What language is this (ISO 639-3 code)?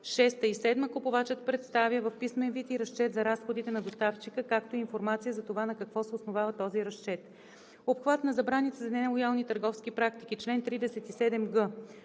bul